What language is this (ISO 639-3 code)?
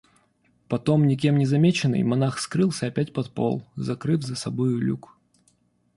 rus